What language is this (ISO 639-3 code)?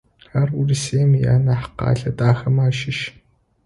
ady